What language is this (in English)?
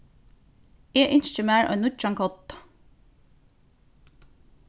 Faroese